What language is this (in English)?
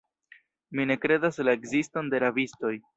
Esperanto